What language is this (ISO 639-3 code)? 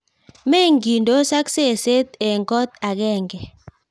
kln